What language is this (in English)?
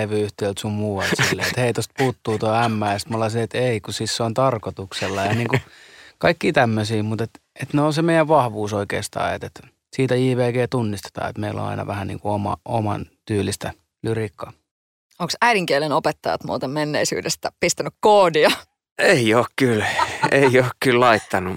Finnish